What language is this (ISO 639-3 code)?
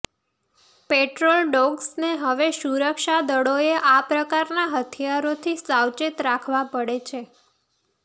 guj